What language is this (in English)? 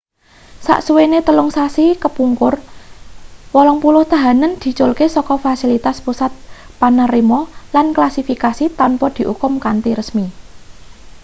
Javanese